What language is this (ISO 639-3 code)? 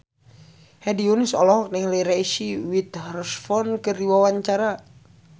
sun